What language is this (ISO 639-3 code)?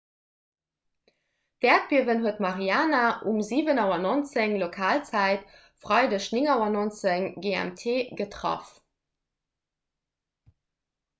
ltz